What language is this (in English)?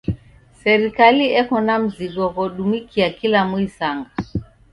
Taita